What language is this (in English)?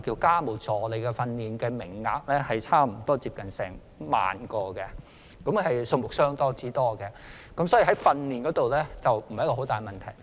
Cantonese